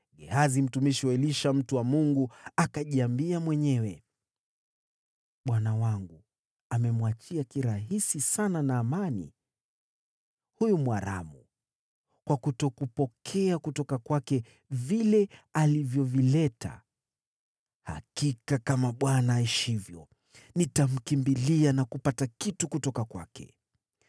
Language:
Swahili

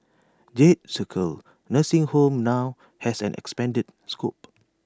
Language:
English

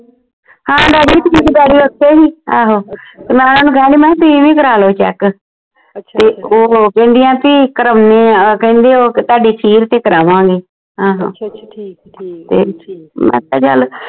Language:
Punjabi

